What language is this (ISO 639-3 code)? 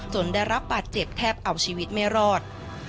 tha